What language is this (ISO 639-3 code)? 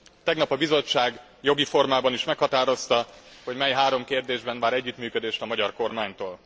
hun